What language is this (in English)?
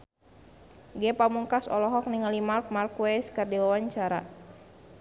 Sundanese